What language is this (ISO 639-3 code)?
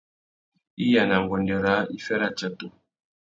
bag